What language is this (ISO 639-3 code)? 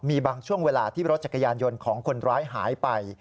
tha